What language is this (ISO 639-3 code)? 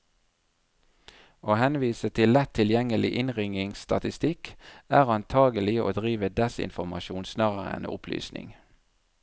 nor